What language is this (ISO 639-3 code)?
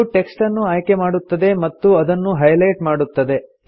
kan